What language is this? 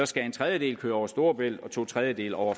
Danish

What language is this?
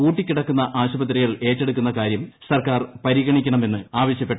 Malayalam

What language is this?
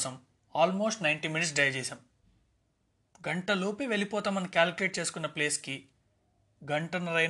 Telugu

